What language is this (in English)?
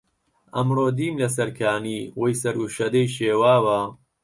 Central Kurdish